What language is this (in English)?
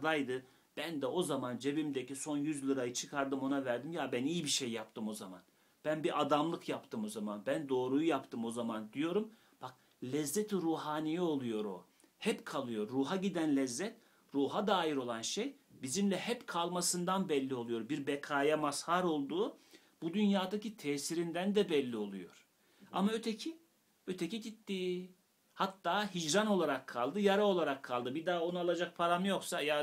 Turkish